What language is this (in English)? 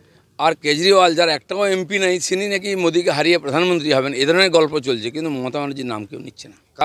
Hindi